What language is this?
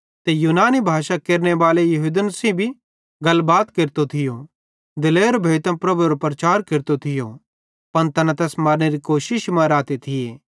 Bhadrawahi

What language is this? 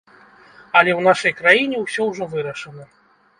Belarusian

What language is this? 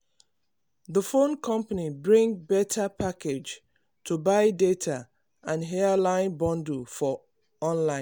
Nigerian Pidgin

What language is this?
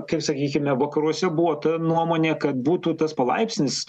Lithuanian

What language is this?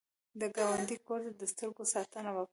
Pashto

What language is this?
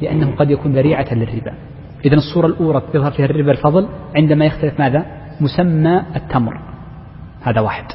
Arabic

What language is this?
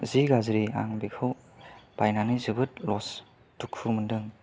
Bodo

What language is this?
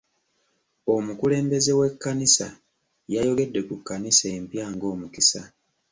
Ganda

